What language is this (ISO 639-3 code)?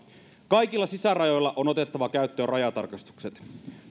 fin